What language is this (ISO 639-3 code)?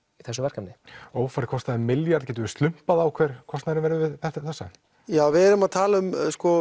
isl